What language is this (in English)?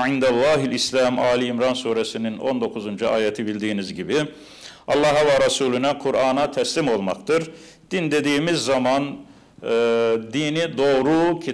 Turkish